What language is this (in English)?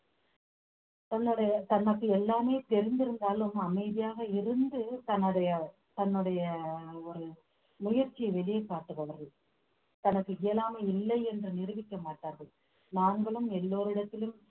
Tamil